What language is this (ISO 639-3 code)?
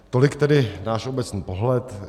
ces